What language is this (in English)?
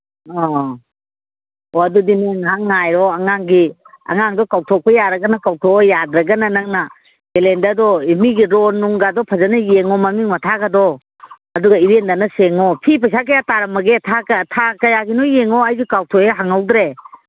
Manipuri